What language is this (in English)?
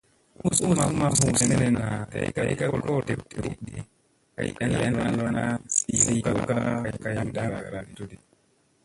Musey